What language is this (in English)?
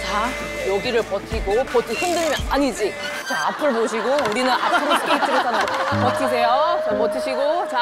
Korean